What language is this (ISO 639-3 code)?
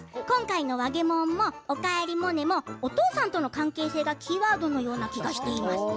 jpn